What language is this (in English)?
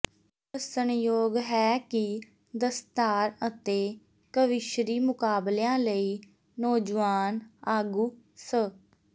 Punjabi